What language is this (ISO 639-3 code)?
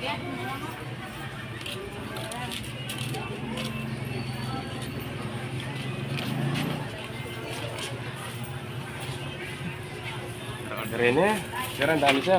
fil